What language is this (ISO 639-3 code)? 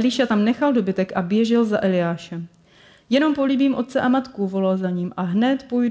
ces